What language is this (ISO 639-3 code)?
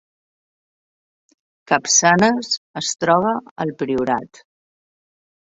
cat